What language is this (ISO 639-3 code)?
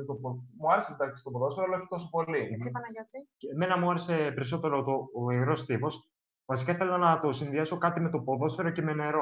ell